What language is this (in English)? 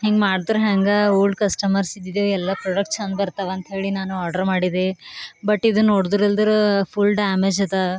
Kannada